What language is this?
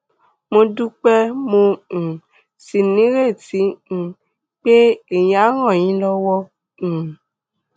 Yoruba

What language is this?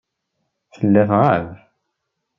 Kabyle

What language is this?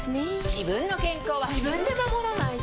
Japanese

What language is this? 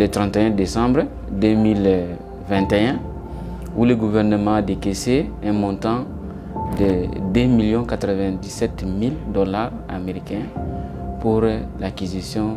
French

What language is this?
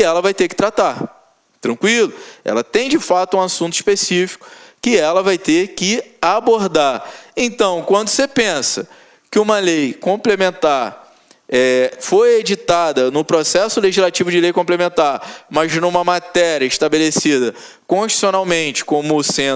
Portuguese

